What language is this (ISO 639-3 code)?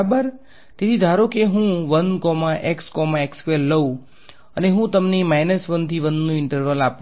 guj